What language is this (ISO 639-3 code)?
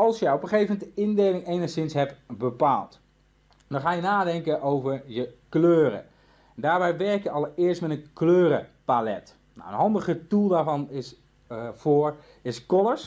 nld